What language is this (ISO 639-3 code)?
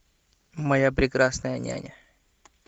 rus